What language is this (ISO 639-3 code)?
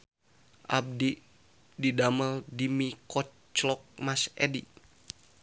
sun